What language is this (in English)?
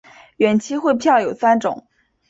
Chinese